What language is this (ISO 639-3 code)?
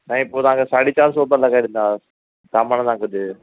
snd